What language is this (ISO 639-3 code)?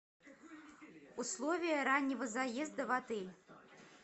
rus